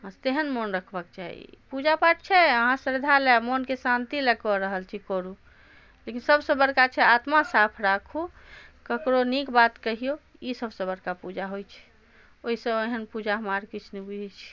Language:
Maithili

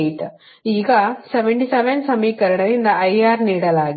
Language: Kannada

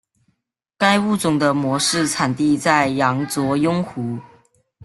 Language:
Chinese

